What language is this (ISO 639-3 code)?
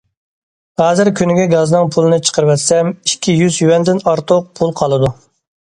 uig